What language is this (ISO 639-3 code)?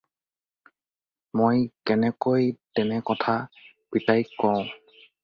asm